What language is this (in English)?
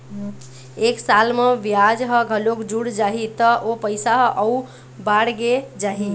Chhattisgarhi